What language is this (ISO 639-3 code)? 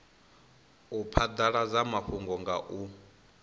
ven